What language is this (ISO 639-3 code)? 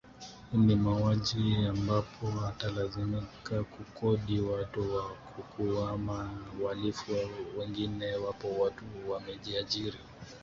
swa